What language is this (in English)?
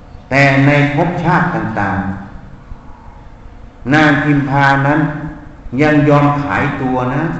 Thai